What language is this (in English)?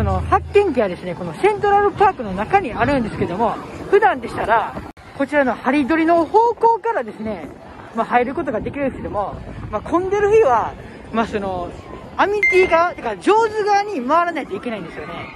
Japanese